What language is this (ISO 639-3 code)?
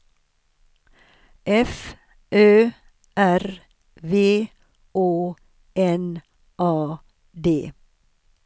swe